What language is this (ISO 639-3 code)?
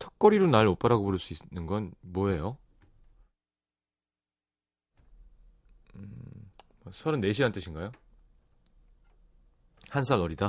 kor